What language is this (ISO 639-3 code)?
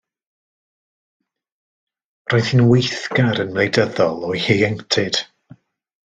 cym